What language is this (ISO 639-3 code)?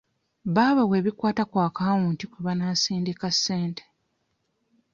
lug